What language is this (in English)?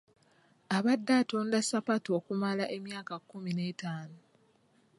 Ganda